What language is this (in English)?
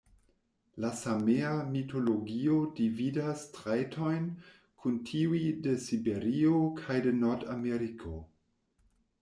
Esperanto